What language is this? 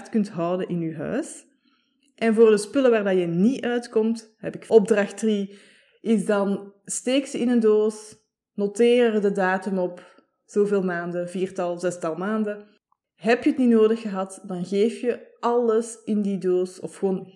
Dutch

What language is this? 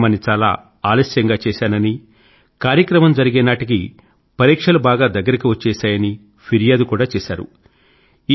Telugu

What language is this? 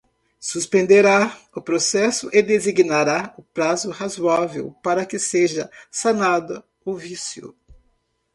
Portuguese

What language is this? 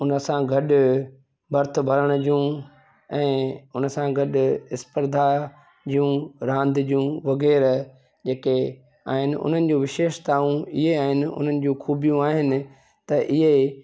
Sindhi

